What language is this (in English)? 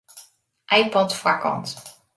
Western Frisian